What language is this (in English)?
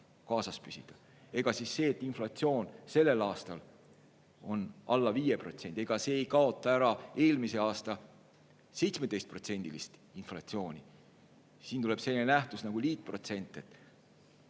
Estonian